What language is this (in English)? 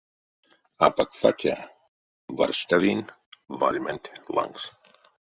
Erzya